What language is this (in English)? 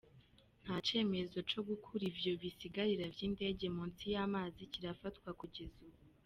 Kinyarwanda